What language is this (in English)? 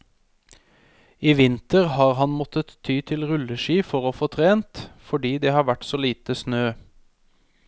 Norwegian